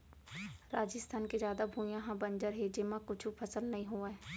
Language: Chhattisgarhi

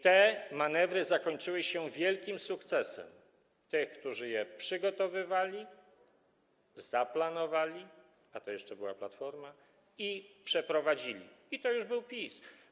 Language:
Polish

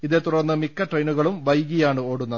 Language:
Malayalam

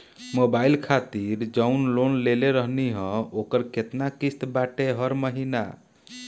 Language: Bhojpuri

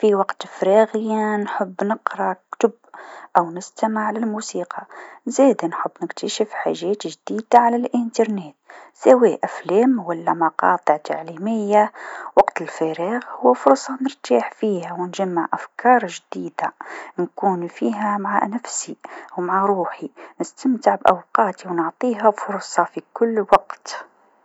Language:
Tunisian Arabic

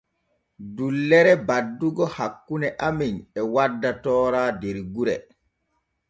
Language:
Borgu Fulfulde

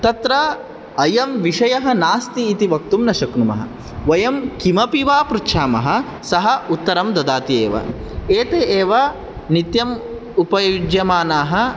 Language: Sanskrit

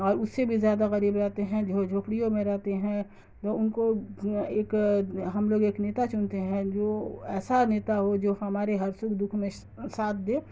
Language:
Urdu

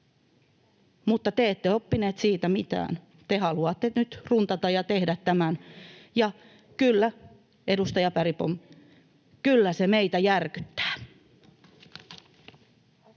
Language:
Finnish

